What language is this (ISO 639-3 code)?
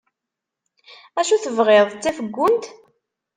kab